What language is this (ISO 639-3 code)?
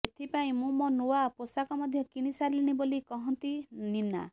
ori